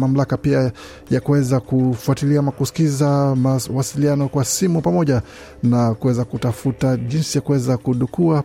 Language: Swahili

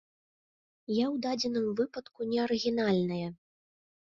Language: Belarusian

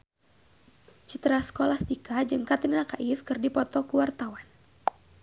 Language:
Sundanese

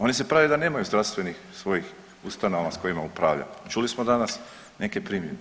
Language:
Croatian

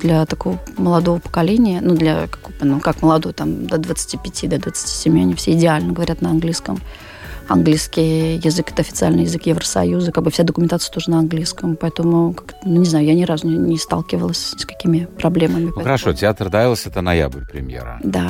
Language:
Russian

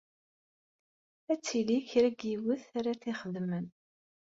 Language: Kabyle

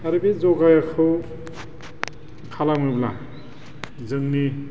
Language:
Bodo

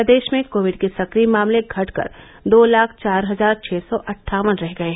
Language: Hindi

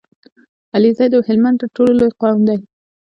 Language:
Pashto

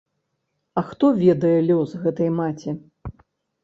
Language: Belarusian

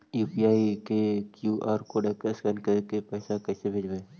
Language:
Magahi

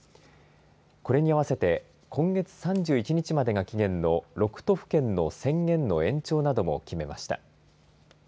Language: Japanese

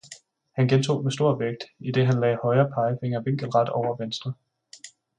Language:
Danish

